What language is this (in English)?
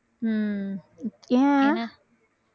Tamil